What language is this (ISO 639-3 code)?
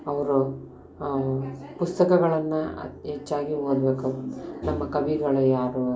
kan